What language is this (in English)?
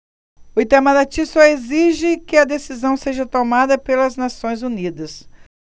Portuguese